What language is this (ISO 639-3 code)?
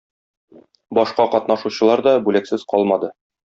tat